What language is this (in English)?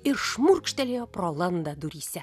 Lithuanian